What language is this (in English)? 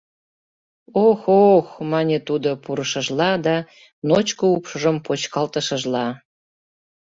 Mari